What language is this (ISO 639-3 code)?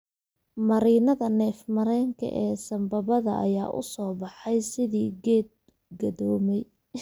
som